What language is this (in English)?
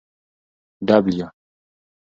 Pashto